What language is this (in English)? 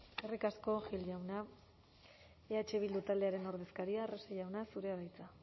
Basque